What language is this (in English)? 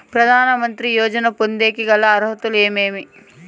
Telugu